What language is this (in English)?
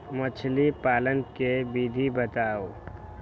Magahi